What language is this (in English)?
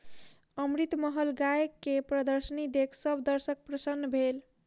Maithili